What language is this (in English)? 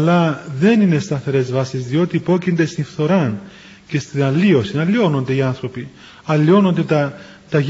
Greek